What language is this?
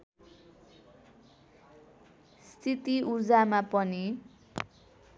Nepali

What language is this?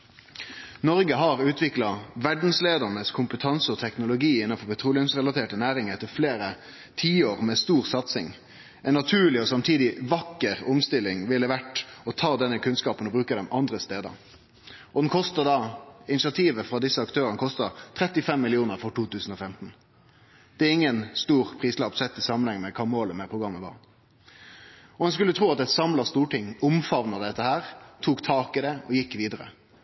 Norwegian Nynorsk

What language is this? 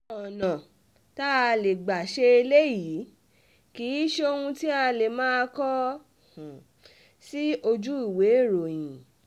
Yoruba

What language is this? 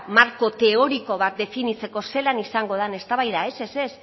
Basque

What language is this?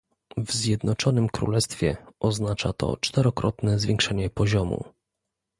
Polish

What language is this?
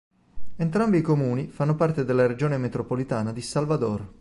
Italian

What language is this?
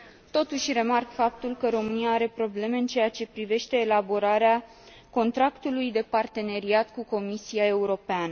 Romanian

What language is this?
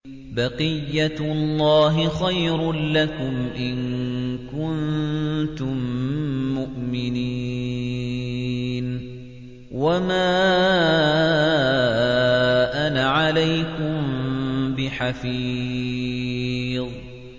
Arabic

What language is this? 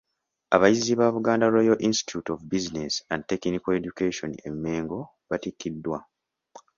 Ganda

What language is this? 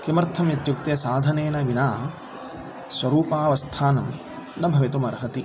Sanskrit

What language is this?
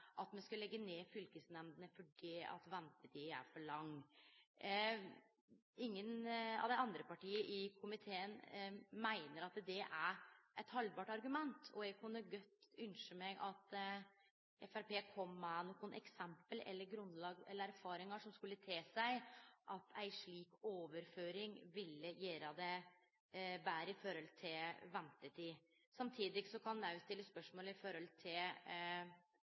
Norwegian Nynorsk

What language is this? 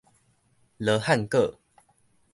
Min Nan Chinese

